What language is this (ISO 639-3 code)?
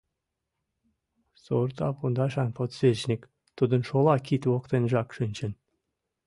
chm